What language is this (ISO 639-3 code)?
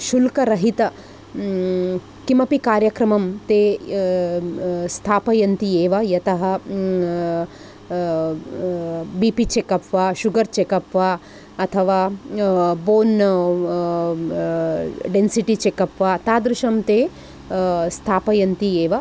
san